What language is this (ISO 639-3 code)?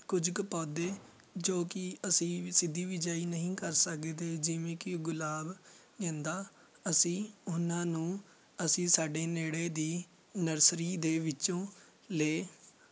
pan